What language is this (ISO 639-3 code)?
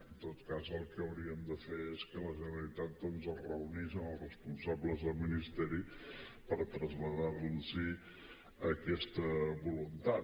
cat